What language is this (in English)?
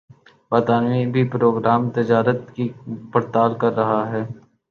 Urdu